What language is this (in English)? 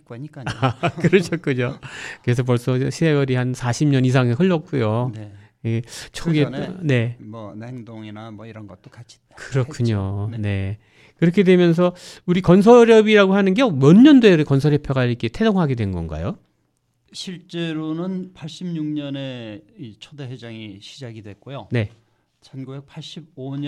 Korean